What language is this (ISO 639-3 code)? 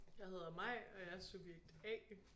dan